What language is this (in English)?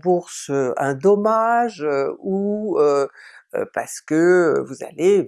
French